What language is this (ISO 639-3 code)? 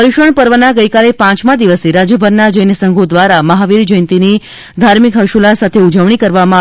guj